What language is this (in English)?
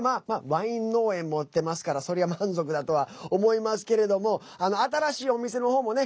Japanese